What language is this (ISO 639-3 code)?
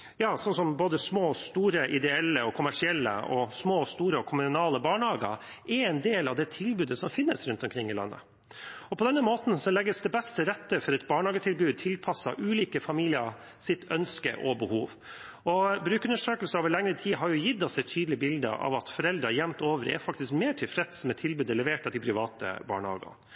nob